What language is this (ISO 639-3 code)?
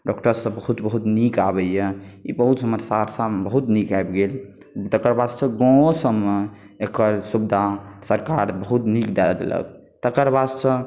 mai